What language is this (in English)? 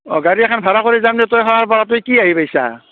Assamese